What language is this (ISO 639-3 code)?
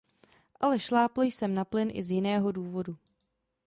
ces